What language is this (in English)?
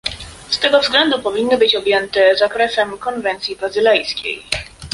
Polish